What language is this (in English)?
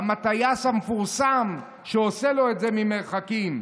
Hebrew